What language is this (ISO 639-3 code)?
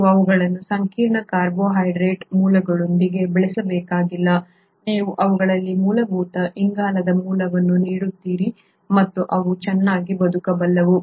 kan